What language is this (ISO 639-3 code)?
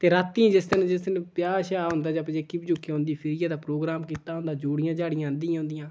doi